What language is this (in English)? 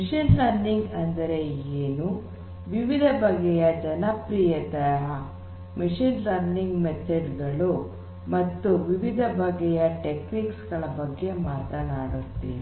Kannada